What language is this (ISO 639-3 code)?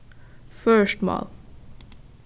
fao